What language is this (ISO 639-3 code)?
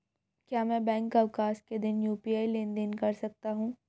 hin